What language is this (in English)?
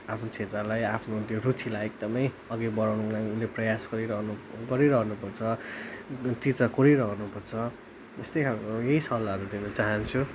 Nepali